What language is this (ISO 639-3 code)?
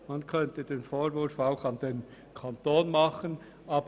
gsw